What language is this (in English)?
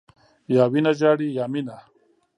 Pashto